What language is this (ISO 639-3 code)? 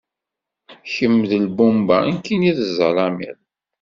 kab